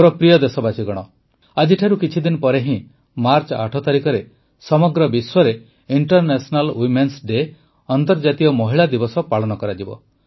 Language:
Odia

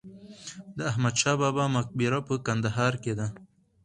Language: Pashto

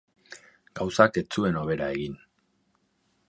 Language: Basque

